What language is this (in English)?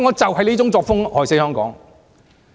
Cantonese